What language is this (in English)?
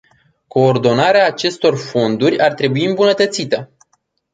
Romanian